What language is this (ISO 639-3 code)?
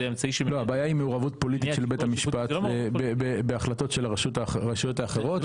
heb